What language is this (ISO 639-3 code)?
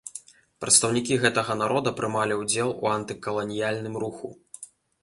bel